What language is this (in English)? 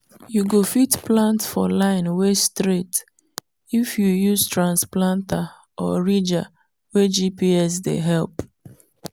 Nigerian Pidgin